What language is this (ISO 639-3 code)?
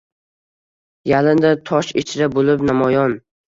uzb